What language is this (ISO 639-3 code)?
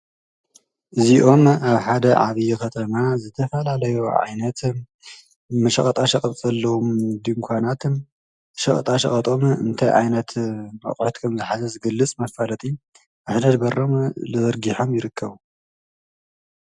tir